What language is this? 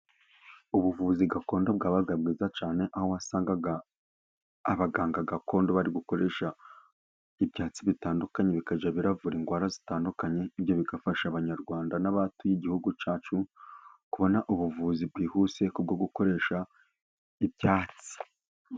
Kinyarwanda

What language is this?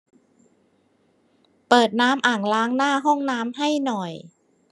Thai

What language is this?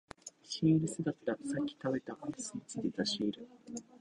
Japanese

